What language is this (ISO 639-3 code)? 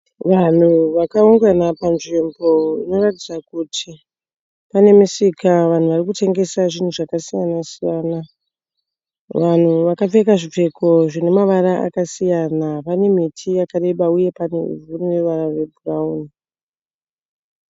sna